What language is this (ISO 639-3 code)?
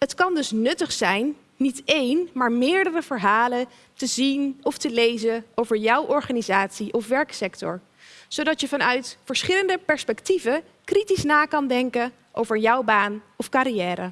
nld